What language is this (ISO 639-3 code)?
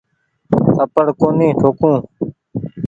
gig